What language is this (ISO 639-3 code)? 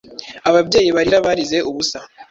kin